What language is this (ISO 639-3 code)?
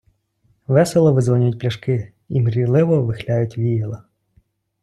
ukr